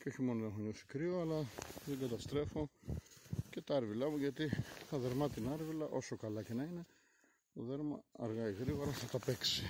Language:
Greek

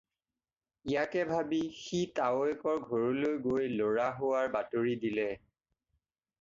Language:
Assamese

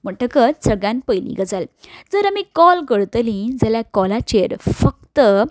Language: Konkani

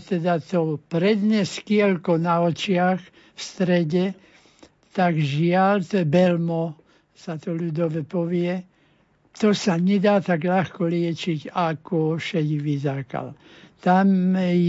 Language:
Slovak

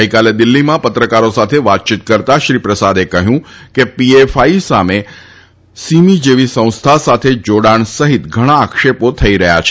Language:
Gujarati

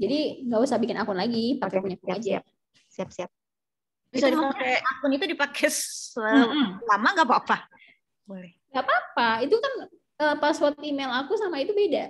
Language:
Indonesian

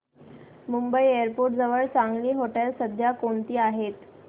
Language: Marathi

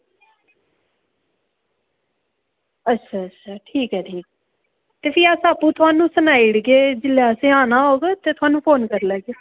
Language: Dogri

